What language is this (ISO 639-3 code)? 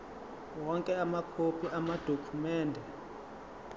zul